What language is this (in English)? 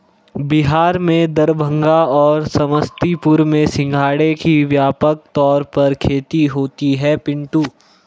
Hindi